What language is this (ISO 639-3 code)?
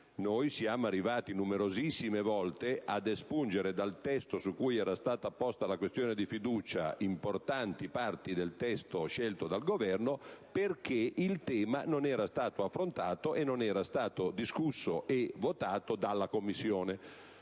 ita